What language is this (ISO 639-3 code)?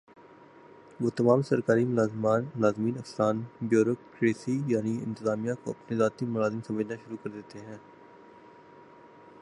urd